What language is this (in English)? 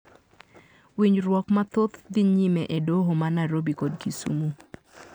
Luo (Kenya and Tanzania)